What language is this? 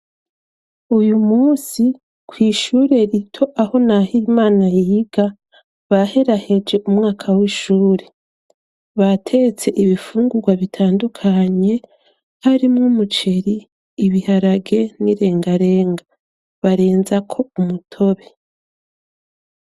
Rundi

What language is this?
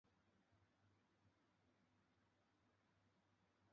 Chinese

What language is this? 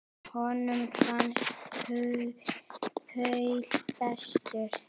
Icelandic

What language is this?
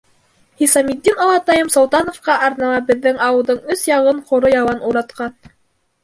Bashkir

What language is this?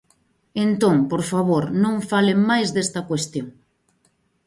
Galician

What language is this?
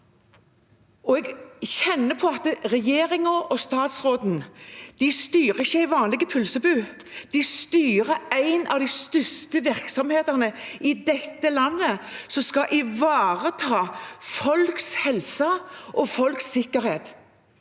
Norwegian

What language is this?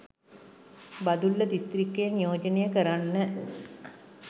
Sinhala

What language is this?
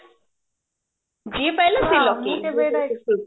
Odia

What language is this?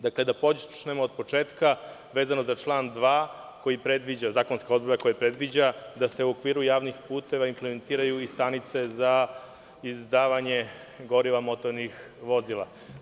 Serbian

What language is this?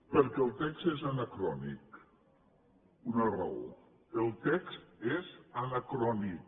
Catalan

